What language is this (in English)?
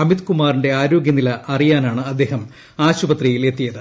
Malayalam